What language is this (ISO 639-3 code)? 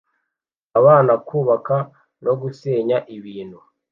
kin